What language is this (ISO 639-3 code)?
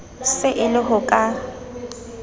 sot